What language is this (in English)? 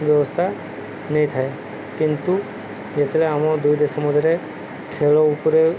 Odia